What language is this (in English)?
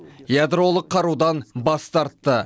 Kazakh